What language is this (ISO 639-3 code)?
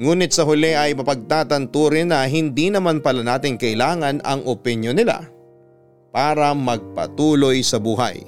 fil